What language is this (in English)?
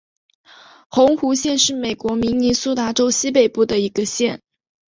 Chinese